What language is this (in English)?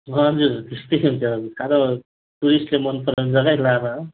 Nepali